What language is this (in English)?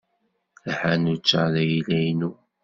Kabyle